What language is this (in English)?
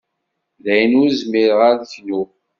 Kabyle